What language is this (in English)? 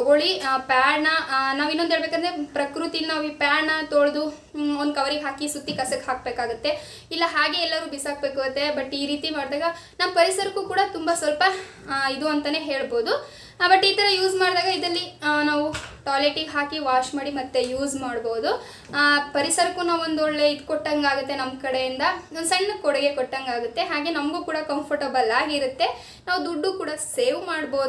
Kalaallisut